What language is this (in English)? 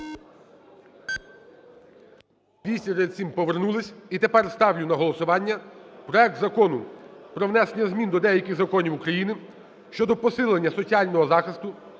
Ukrainian